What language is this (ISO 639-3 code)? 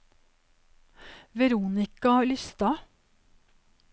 nor